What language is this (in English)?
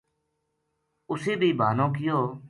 Gujari